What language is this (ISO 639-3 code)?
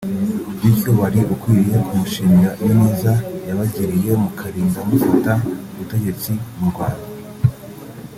kin